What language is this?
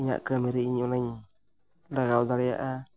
Santali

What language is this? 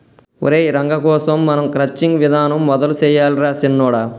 Telugu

